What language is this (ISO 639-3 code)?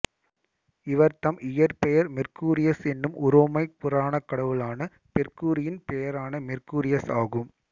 tam